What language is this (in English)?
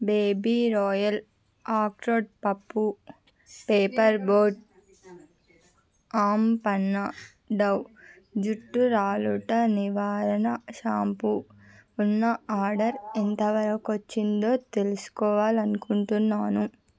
Telugu